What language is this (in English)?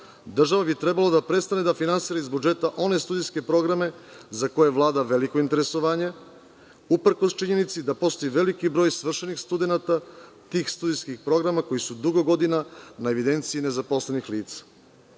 Serbian